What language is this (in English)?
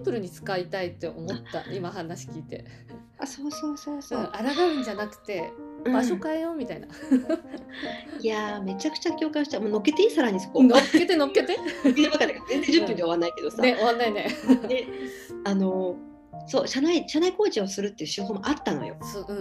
Japanese